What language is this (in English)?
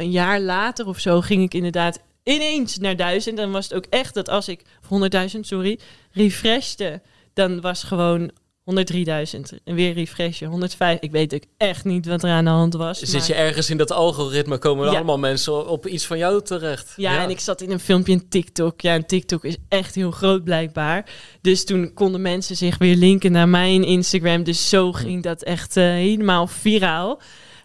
Dutch